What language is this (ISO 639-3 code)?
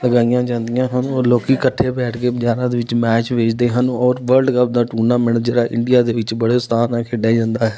pan